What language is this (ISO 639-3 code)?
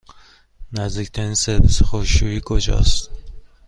fas